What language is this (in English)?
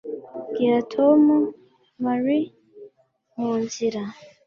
Kinyarwanda